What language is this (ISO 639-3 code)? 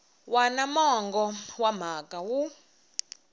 tso